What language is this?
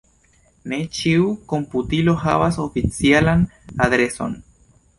Esperanto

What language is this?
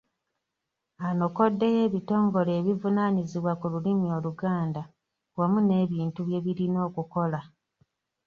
Ganda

